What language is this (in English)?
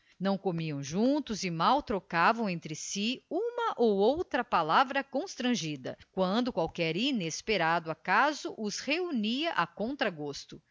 Portuguese